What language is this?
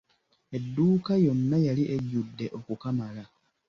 Ganda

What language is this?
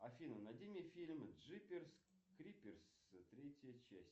Russian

